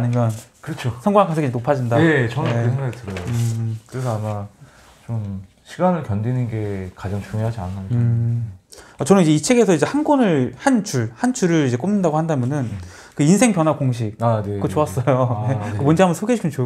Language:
Korean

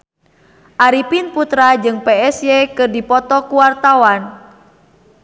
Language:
Sundanese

